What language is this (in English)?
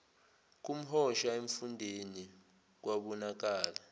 Zulu